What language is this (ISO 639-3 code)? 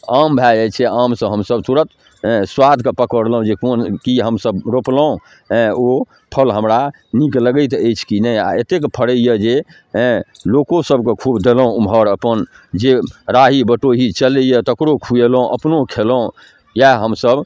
mai